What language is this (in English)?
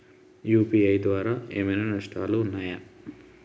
Telugu